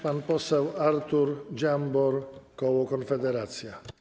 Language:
Polish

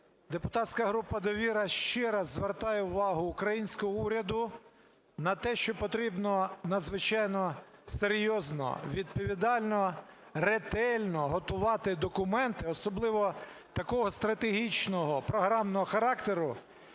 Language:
Ukrainian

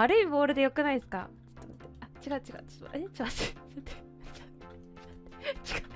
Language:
Japanese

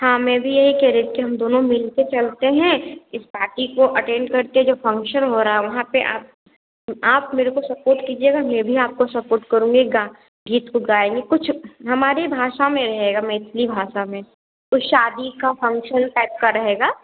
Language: Hindi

